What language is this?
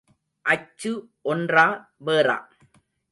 Tamil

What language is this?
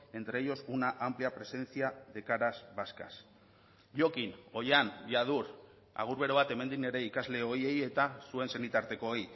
Basque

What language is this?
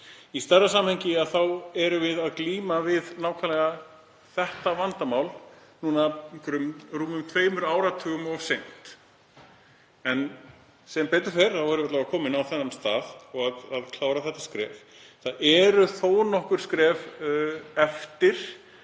Icelandic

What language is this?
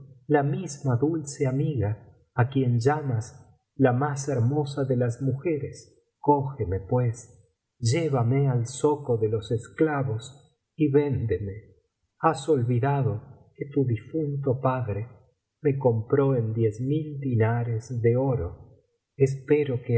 Spanish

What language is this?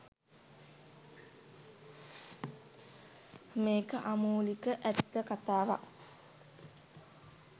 Sinhala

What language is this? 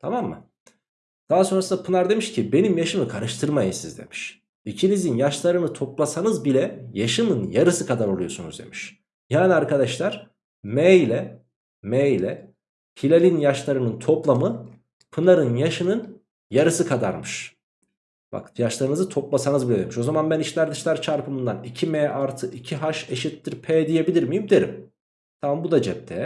Turkish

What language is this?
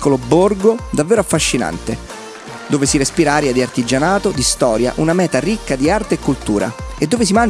Italian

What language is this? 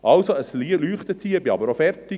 Swiss German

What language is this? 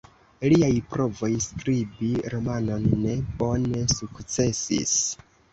Esperanto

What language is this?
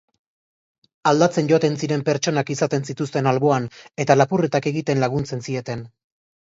Basque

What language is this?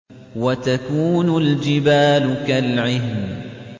Arabic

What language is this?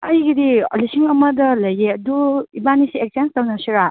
Manipuri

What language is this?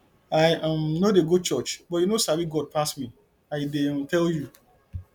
Nigerian Pidgin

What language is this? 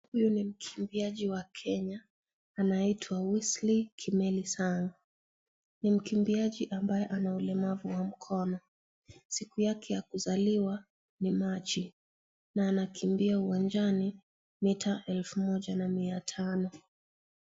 Swahili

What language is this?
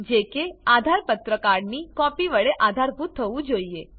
Gujarati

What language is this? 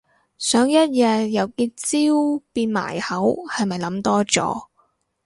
Cantonese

